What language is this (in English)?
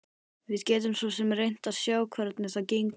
Icelandic